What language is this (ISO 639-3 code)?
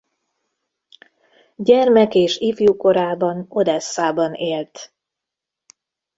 hun